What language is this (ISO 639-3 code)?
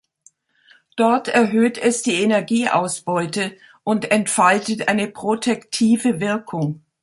deu